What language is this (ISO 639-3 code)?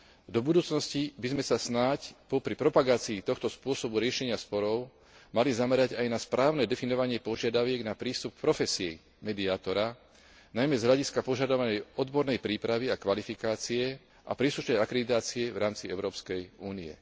slk